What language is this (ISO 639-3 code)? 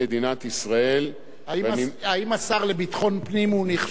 heb